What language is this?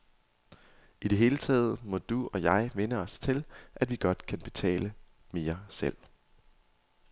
Danish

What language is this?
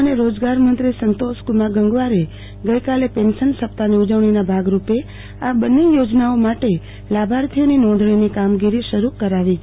Gujarati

